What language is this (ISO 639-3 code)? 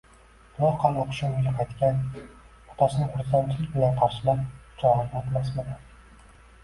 uzb